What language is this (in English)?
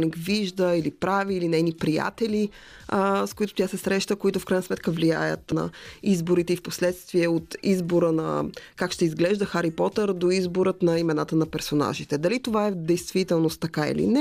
Bulgarian